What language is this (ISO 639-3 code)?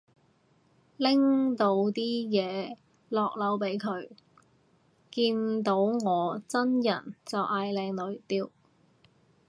yue